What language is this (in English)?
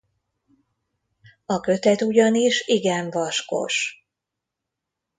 Hungarian